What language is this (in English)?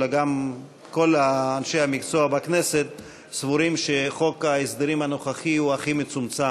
Hebrew